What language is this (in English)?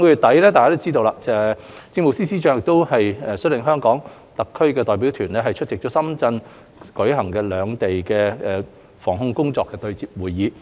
Cantonese